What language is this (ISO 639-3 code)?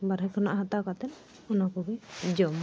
sat